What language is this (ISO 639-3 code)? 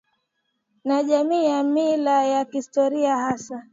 swa